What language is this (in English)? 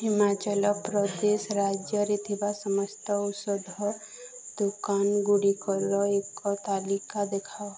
Odia